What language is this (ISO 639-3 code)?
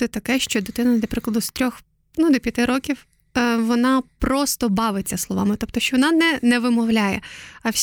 ukr